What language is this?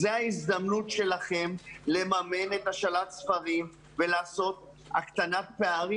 Hebrew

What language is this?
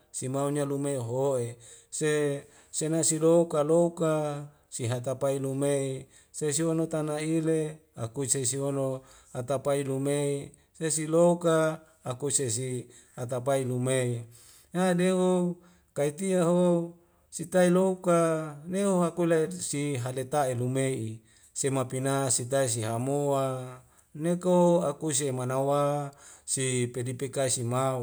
Wemale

